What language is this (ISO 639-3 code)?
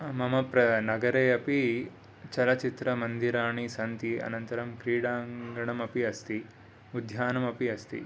san